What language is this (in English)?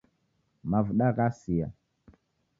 Taita